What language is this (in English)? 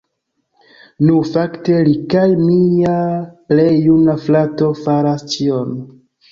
Esperanto